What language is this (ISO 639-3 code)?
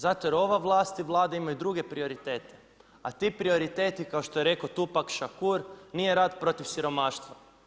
hrv